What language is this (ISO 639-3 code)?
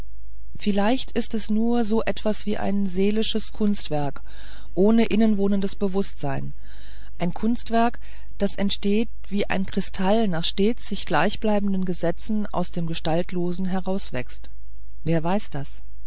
deu